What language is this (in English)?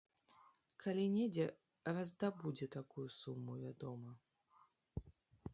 Belarusian